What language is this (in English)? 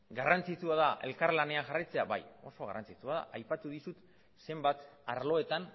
Basque